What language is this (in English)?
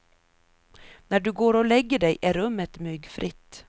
Swedish